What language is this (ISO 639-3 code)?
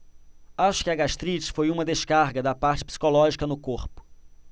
por